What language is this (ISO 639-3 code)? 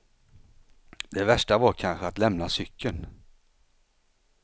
swe